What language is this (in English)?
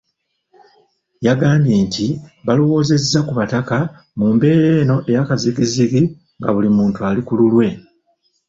Ganda